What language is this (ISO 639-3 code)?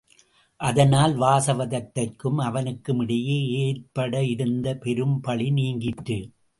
tam